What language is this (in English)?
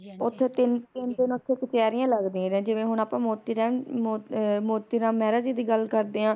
Punjabi